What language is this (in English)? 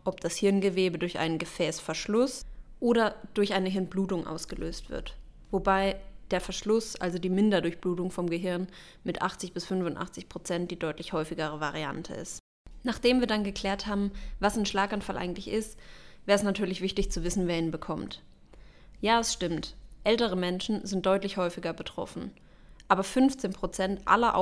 German